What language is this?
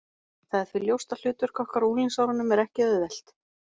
Icelandic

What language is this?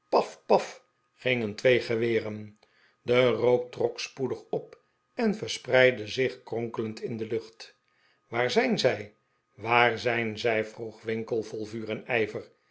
Dutch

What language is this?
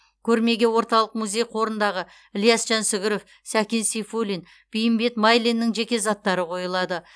Kazakh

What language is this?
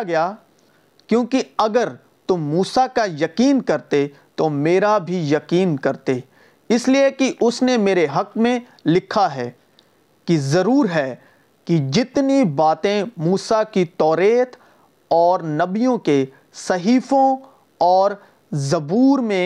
Urdu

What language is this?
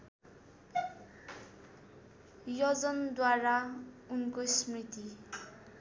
Nepali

